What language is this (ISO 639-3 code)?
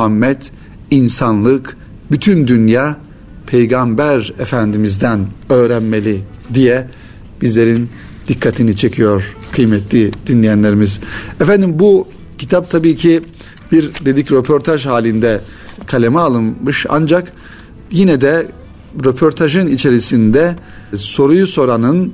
tur